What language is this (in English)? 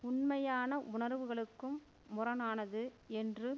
Tamil